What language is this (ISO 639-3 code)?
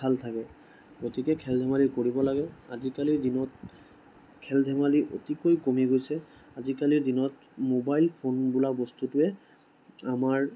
asm